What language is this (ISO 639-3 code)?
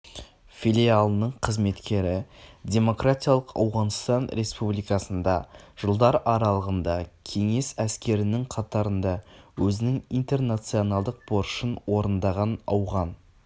kaz